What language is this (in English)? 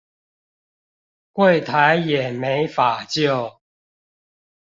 Chinese